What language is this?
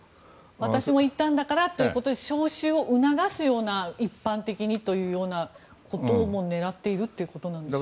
Japanese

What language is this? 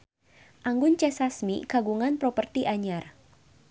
Sundanese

